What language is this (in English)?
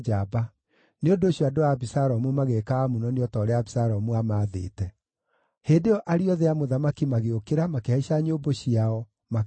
Kikuyu